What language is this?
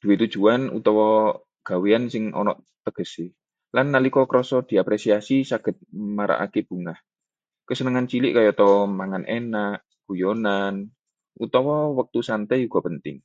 Javanese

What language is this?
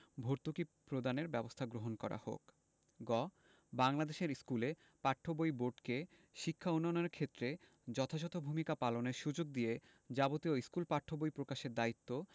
Bangla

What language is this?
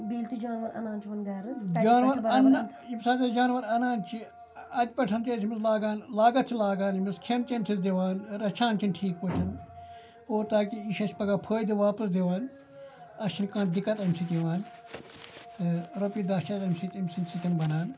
Kashmiri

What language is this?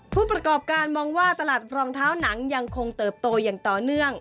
Thai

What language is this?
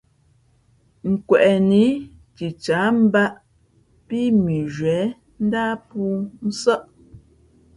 Fe'fe'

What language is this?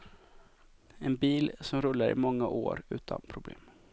Swedish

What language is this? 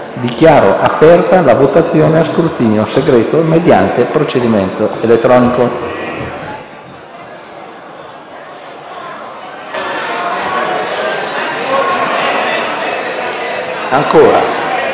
Italian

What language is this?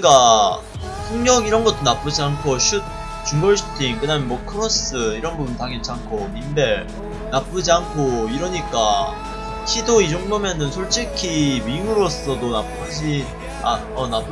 Korean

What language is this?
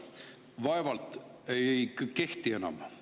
Estonian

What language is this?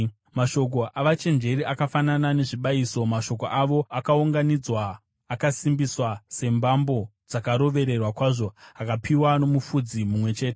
Shona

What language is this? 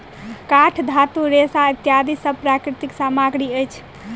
Maithili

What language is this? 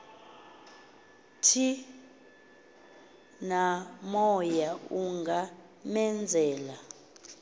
Xhosa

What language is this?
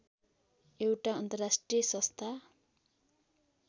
Nepali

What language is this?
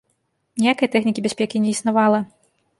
Belarusian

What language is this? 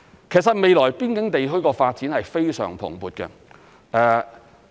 Cantonese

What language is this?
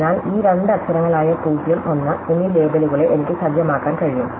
Malayalam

